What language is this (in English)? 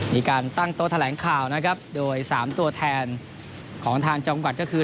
Thai